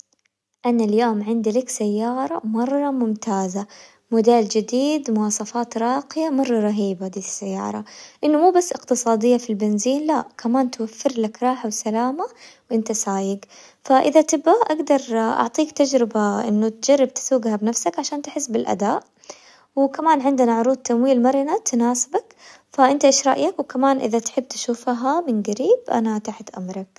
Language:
Hijazi Arabic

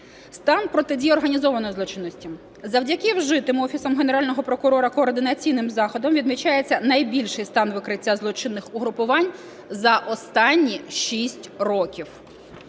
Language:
Ukrainian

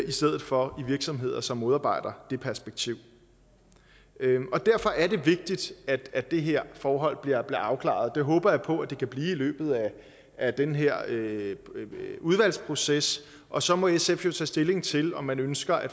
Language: Danish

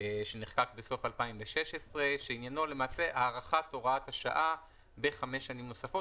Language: Hebrew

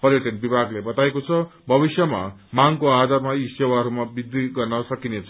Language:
Nepali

